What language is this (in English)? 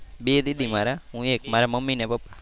Gujarati